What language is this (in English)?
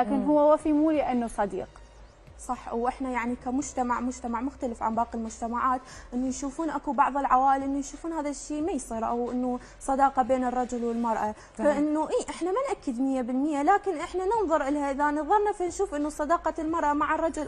Arabic